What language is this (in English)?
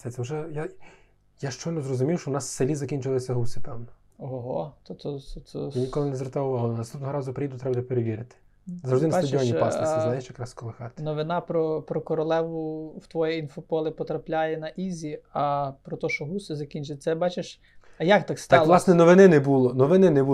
Ukrainian